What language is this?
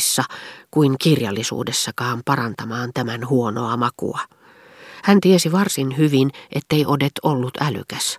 Finnish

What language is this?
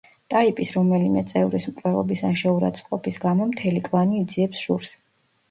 Georgian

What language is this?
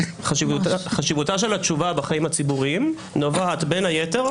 Hebrew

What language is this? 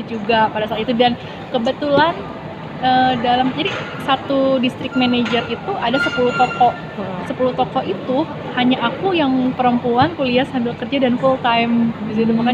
Indonesian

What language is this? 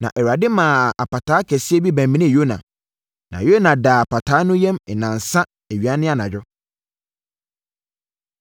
Akan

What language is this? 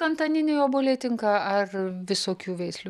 Lithuanian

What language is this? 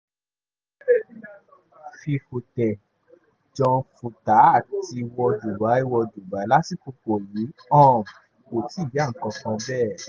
Yoruba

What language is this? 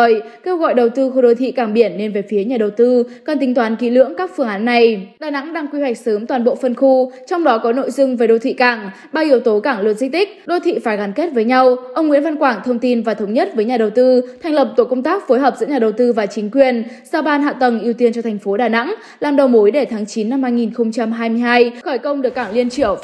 Vietnamese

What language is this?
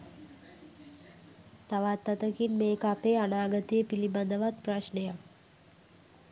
Sinhala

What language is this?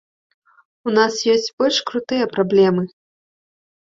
Belarusian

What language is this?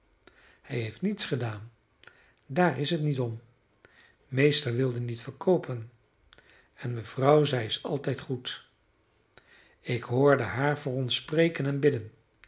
Dutch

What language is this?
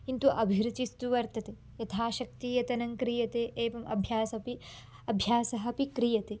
Sanskrit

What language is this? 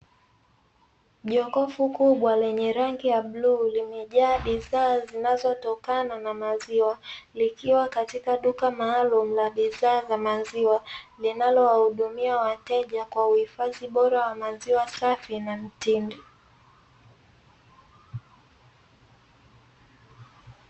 Swahili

